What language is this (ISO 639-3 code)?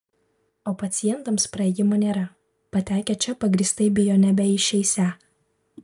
lit